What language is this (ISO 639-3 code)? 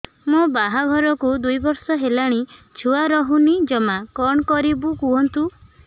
ori